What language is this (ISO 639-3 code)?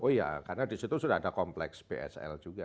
ind